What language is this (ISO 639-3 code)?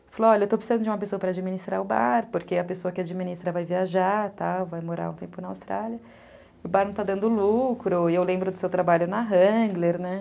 por